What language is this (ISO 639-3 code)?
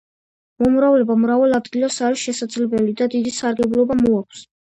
kat